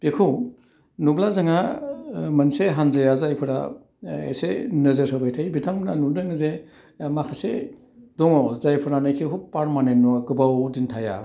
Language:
Bodo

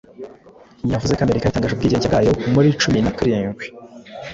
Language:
Kinyarwanda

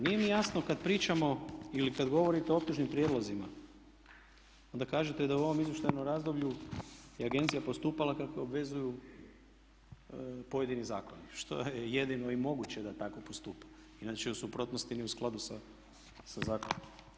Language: Croatian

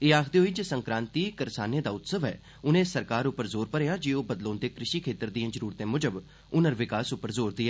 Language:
Dogri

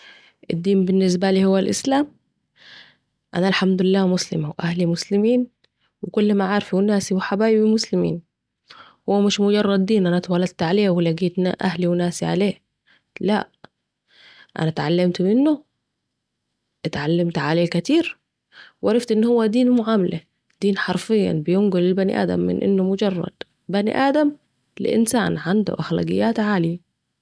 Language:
Saidi Arabic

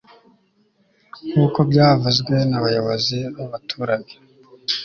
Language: Kinyarwanda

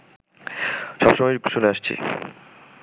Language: Bangla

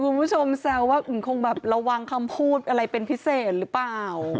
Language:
Thai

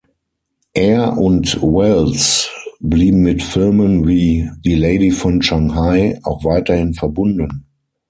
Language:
German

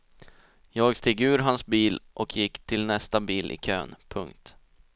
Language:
Swedish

